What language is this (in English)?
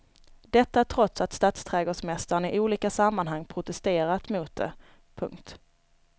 Swedish